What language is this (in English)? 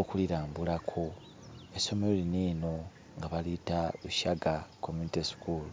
Ganda